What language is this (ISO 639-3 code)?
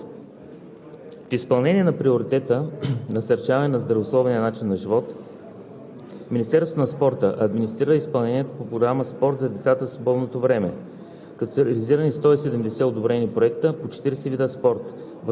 bul